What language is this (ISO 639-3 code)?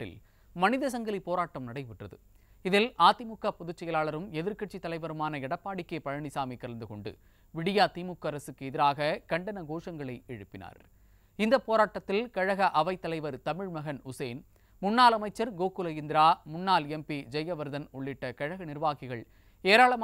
tam